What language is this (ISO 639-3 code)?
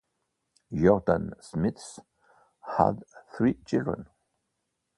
eng